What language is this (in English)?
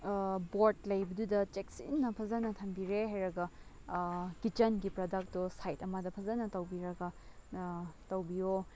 Manipuri